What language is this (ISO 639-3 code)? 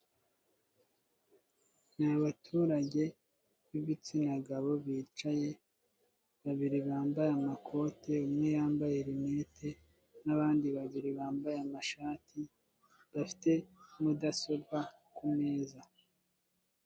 kin